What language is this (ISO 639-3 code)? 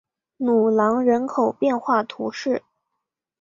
zho